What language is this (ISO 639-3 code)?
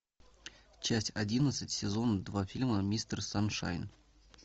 rus